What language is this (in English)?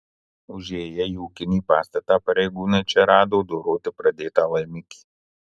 Lithuanian